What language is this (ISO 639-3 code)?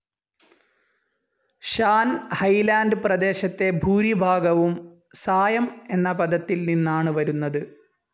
mal